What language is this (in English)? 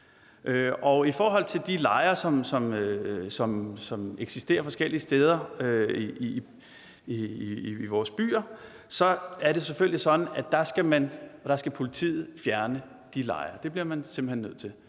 Danish